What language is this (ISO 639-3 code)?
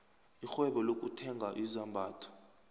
nbl